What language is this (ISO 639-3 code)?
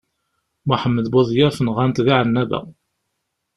kab